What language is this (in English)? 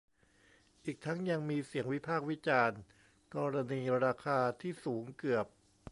Thai